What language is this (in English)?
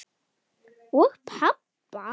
Icelandic